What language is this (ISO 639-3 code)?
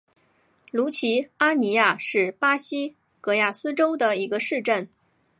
zho